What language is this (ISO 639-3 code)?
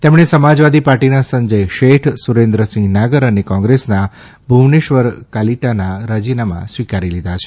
guj